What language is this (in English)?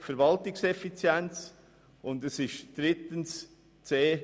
Swiss German